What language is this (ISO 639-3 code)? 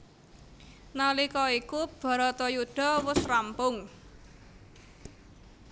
jav